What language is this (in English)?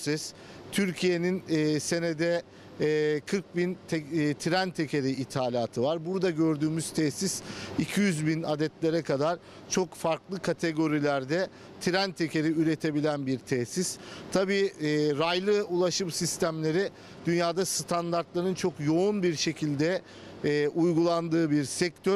Turkish